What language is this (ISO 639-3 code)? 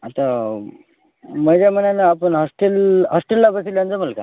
mar